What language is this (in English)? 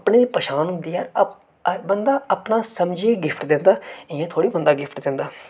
Dogri